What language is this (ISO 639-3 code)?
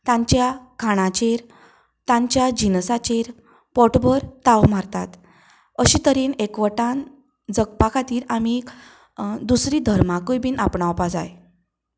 kok